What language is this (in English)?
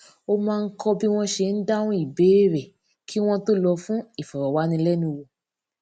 Yoruba